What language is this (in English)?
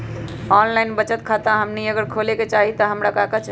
Magahi